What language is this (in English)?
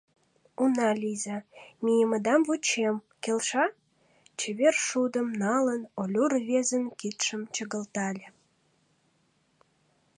Mari